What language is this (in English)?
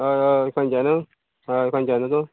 Konkani